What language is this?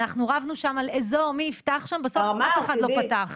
Hebrew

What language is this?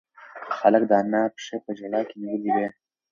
Pashto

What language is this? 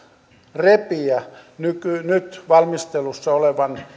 Finnish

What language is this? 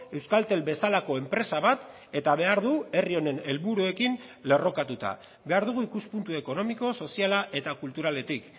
Basque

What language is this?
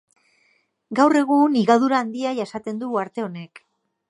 Basque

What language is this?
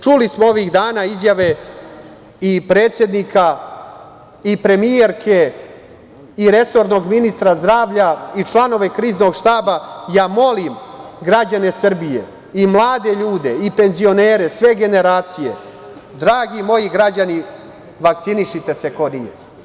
Serbian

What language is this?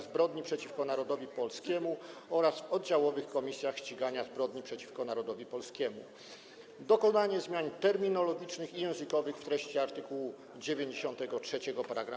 Polish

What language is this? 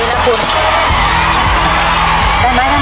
Thai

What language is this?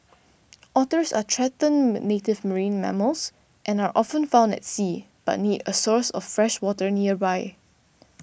English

